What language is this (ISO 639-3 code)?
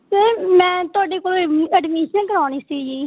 pan